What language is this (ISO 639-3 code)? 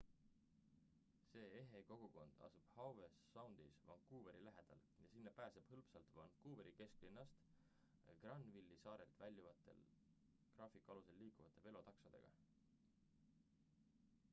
est